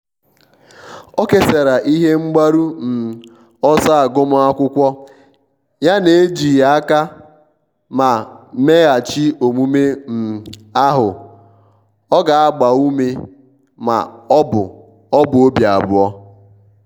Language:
Igbo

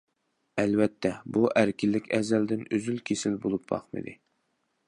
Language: Uyghur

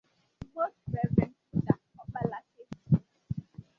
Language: Igbo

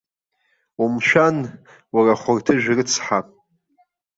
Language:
Abkhazian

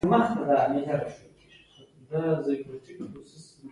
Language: Pashto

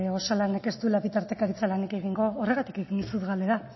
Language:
Basque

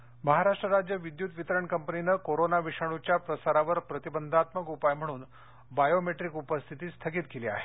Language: Marathi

